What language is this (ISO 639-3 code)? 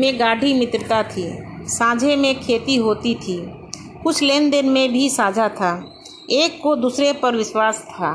hin